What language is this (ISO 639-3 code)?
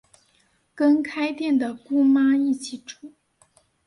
zho